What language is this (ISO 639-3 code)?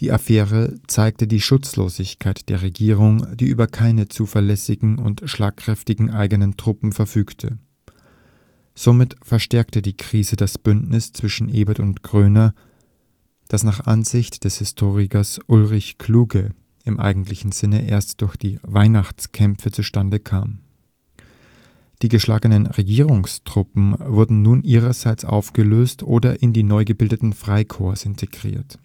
deu